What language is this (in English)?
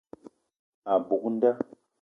Eton (Cameroon)